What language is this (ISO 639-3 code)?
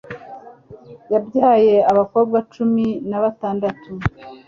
kin